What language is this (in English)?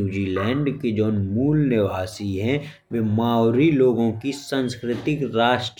Bundeli